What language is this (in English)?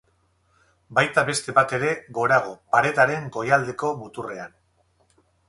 Basque